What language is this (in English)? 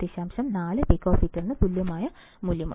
Malayalam